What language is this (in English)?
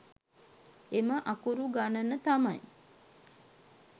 Sinhala